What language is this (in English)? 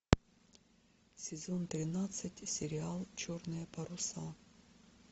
Russian